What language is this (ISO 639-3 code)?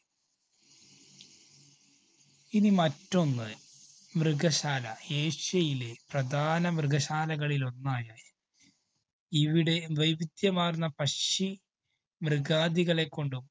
mal